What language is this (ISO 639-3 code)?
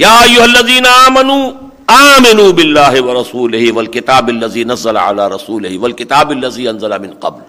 urd